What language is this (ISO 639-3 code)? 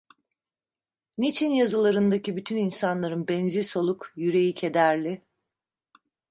tur